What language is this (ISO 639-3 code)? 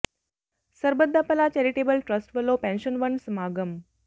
pan